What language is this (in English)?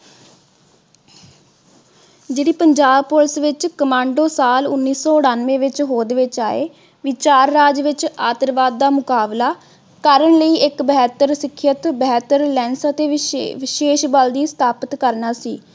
Punjabi